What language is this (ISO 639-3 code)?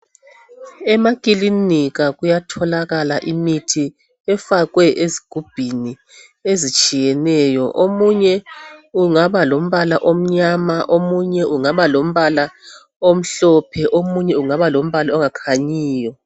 nde